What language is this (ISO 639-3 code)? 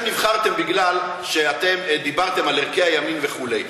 heb